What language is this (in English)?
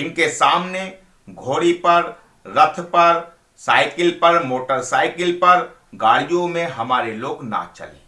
Hindi